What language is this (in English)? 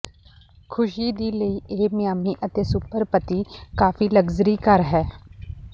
Punjabi